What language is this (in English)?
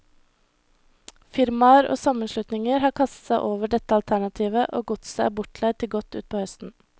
Norwegian